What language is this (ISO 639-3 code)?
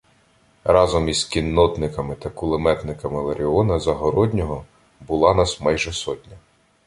ukr